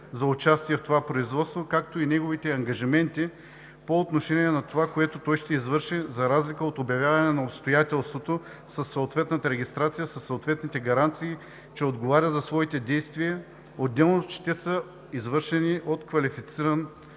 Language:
Bulgarian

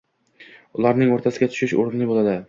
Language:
Uzbek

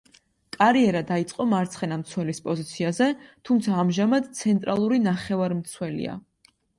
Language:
Georgian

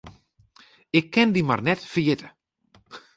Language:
Western Frisian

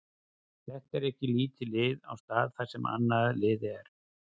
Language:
Icelandic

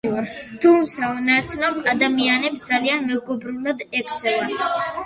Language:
Georgian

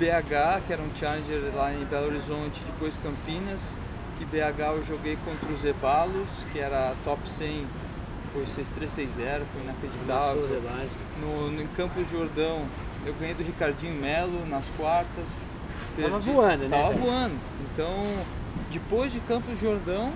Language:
Portuguese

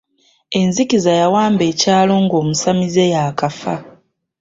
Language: Ganda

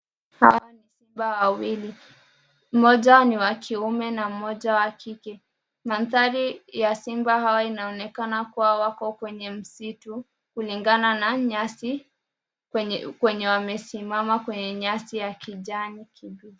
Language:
Swahili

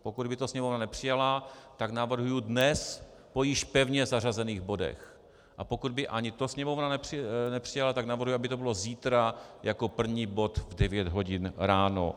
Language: Czech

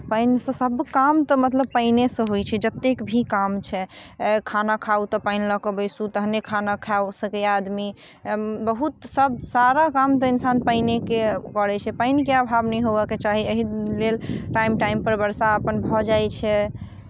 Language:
Maithili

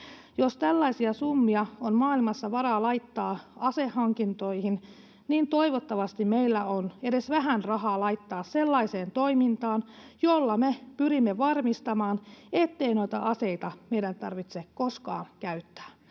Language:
Finnish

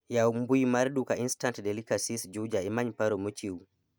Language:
Luo (Kenya and Tanzania)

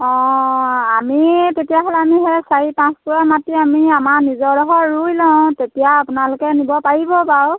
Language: Assamese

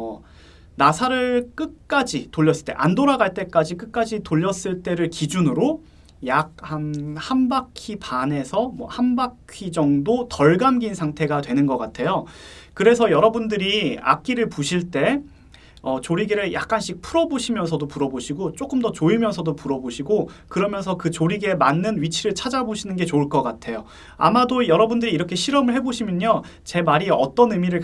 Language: Korean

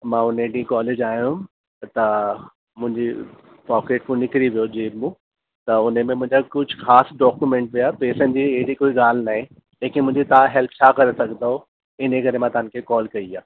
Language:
Sindhi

